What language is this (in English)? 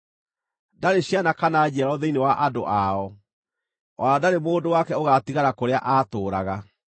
Kikuyu